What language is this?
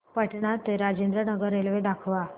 Marathi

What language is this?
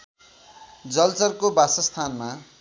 Nepali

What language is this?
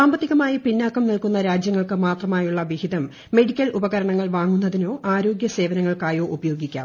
Malayalam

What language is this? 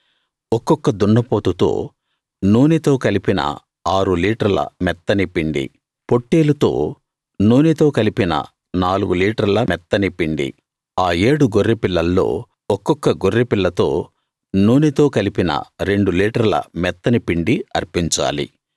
Telugu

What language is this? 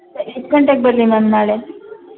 Kannada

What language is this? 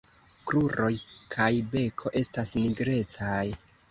Esperanto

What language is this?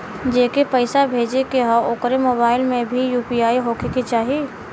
Bhojpuri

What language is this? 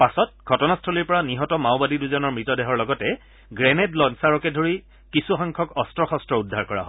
Assamese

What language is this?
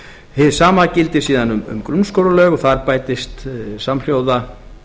Icelandic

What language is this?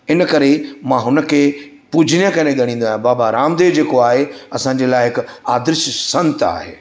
Sindhi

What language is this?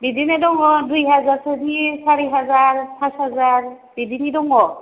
Bodo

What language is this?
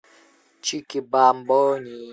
Russian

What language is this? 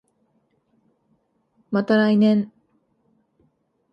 Japanese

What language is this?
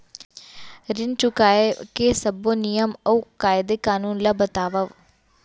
Chhattisgarhi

